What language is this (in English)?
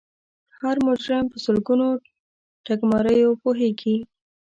Pashto